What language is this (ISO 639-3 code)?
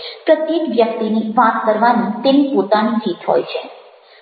guj